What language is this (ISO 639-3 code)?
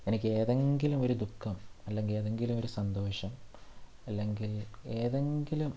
mal